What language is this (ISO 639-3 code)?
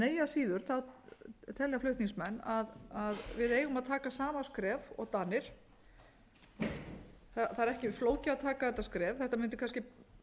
isl